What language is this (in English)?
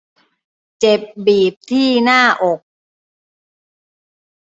Thai